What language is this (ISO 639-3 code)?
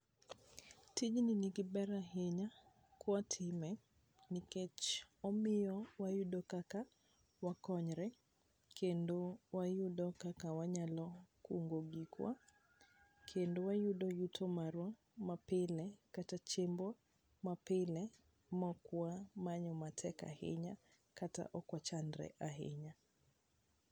luo